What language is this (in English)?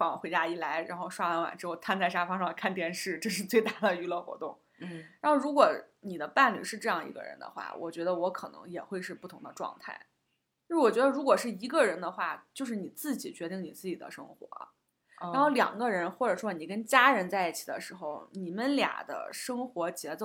Chinese